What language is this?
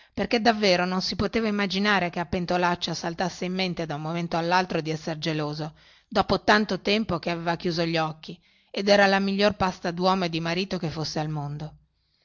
Italian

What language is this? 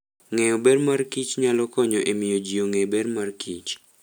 Luo (Kenya and Tanzania)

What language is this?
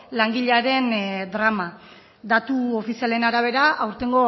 Basque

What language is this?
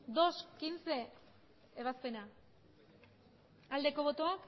Basque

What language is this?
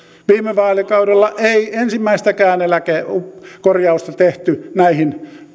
Finnish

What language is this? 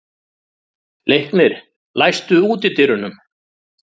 Icelandic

